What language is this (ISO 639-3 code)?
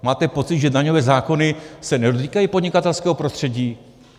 ces